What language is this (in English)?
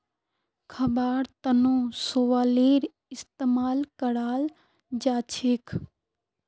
Magahi